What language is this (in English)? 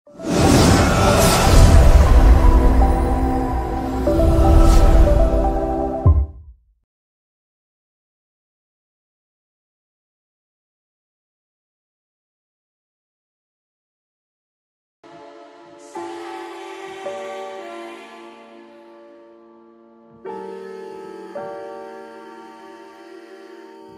English